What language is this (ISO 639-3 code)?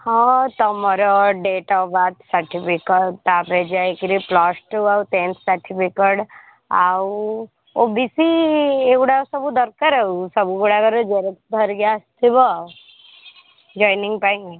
ori